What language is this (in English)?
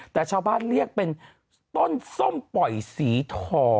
Thai